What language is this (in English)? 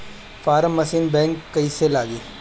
Bhojpuri